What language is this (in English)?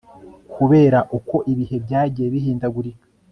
Kinyarwanda